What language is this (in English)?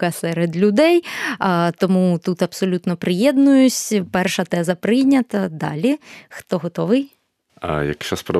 Ukrainian